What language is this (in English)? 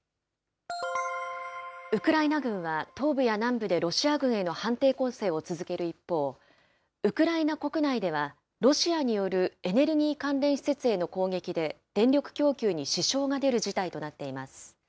Japanese